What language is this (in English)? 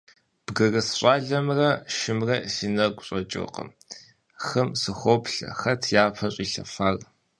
Kabardian